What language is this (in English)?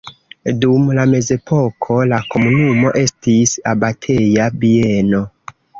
Esperanto